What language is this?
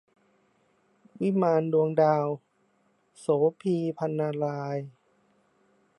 Thai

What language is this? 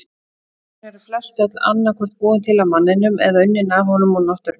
Icelandic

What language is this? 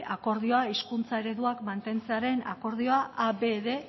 Basque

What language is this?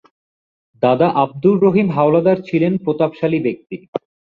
Bangla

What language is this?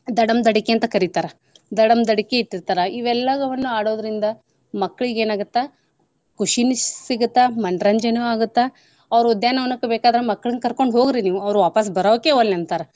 Kannada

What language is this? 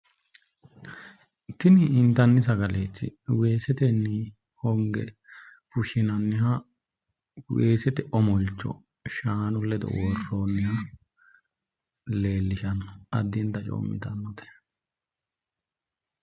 Sidamo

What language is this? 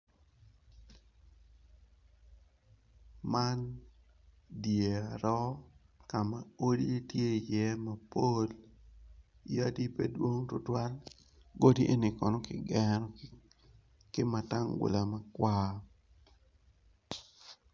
Acoli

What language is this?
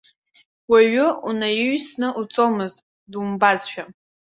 Abkhazian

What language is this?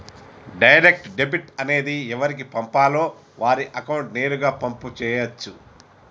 Telugu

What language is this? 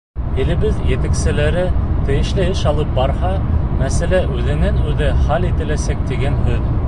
Bashkir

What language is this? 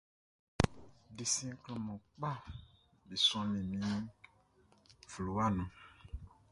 Baoulé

